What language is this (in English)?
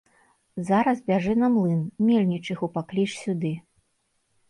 Belarusian